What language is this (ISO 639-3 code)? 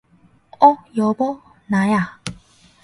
kor